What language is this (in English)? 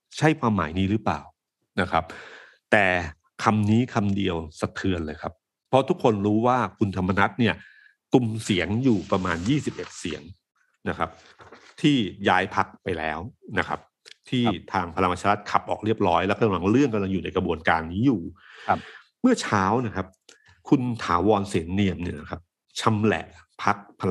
Thai